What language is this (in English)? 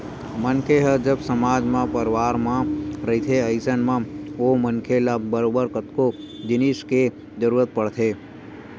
Chhattisgarhi